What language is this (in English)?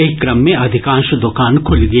Maithili